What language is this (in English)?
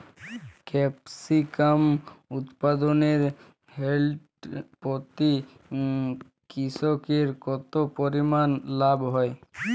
Bangla